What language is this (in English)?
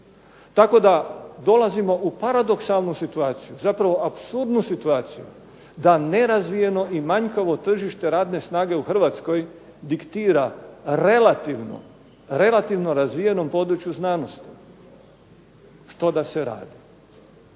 Croatian